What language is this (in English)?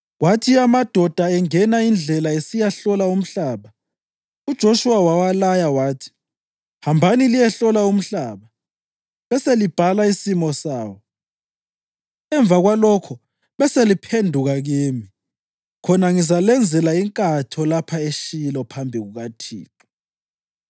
North Ndebele